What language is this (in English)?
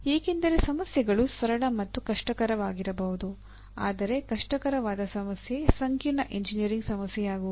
Kannada